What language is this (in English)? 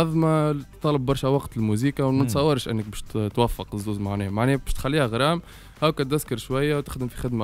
Arabic